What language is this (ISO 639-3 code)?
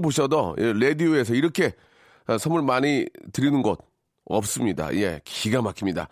kor